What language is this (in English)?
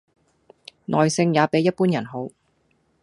Cantonese